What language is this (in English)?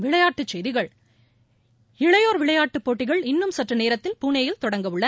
Tamil